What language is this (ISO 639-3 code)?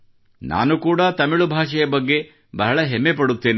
kan